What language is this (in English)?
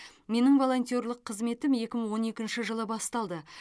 Kazakh